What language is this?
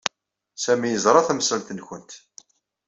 Kabyle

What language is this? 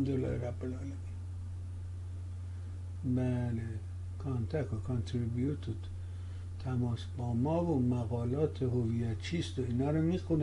Persian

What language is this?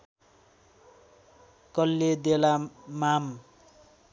Nepali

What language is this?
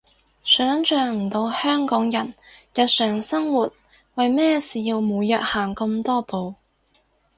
Cantonese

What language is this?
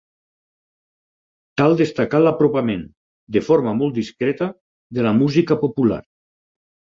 Catalan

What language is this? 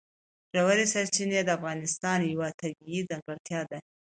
Pashto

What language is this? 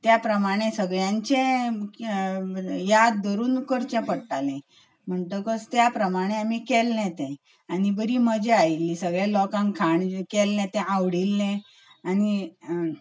Konkani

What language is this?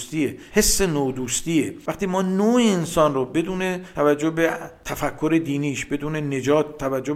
Persian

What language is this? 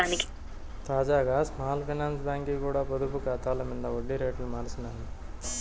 Telugu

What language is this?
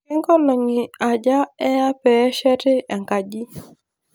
Masai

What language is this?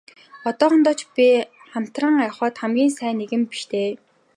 Mongolian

